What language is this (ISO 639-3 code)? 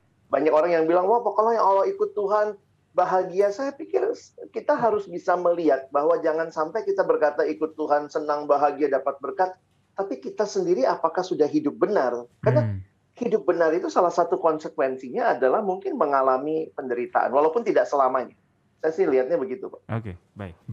ind